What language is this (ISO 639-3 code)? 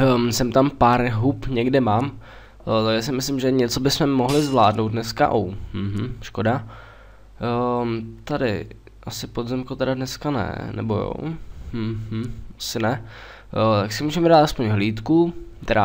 ces